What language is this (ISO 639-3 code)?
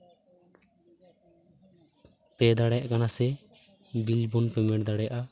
sat